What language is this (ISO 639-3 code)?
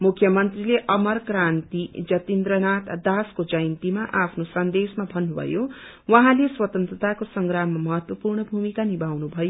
nep